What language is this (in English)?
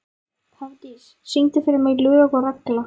Icelandic